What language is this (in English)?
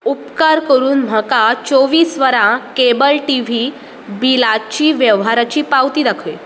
Konkani